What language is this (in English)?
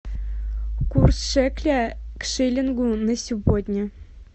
Russian